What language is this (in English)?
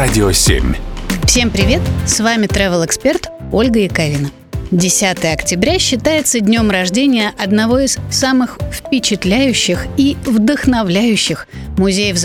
Russian